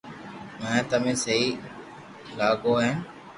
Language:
Loarki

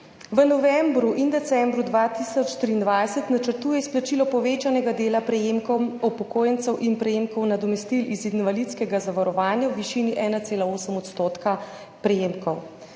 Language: Slovenian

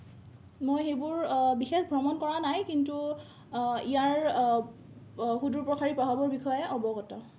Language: Assamese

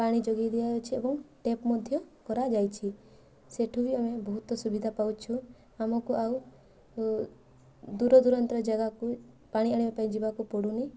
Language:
Odia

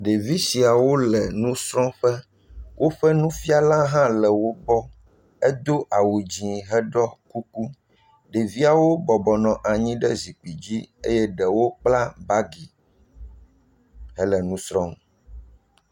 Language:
Ewe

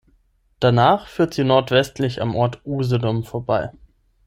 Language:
German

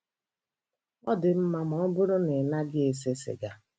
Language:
Igbo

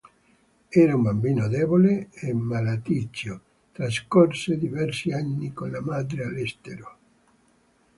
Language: Italian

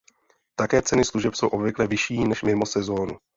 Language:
Czech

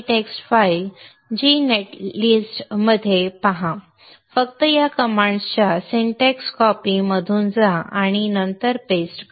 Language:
Marathi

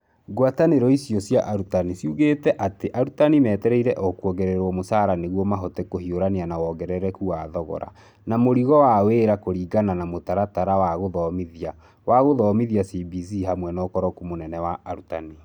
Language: Kikuyu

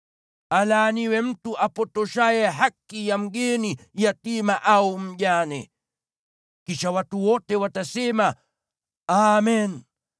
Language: Swahili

